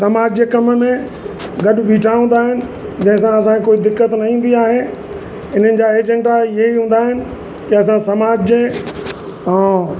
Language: Sindhi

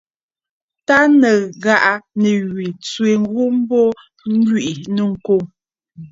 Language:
Bafut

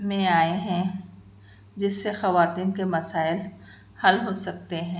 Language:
Urdu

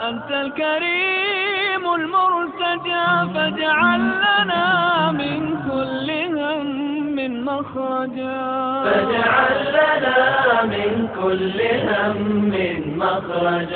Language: Arabic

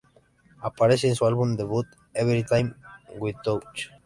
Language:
Spanish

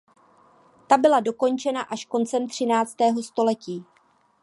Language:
Czech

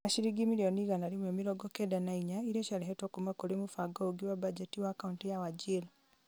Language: Kikuyu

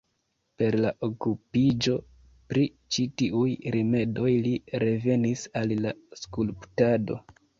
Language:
Esperanto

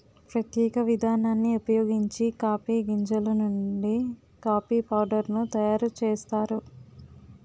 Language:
Telugu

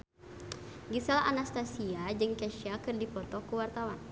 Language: Sundanese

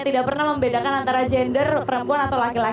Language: Indonesian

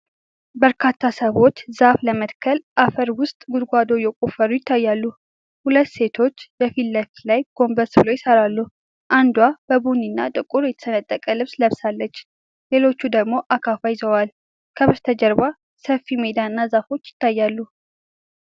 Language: Amharic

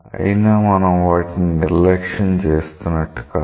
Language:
Telugu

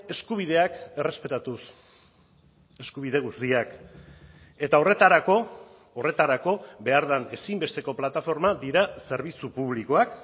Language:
Basque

